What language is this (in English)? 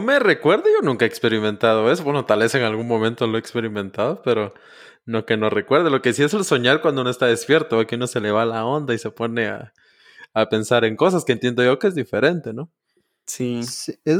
Spanish